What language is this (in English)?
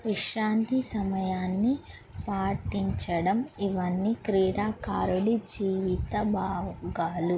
Telugu